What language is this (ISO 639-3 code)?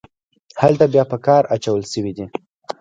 pus